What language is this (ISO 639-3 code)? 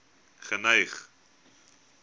afr